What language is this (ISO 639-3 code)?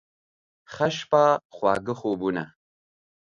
pus